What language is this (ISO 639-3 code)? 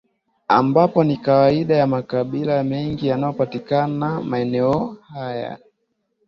swa